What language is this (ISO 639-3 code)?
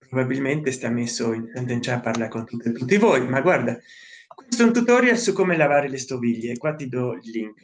ita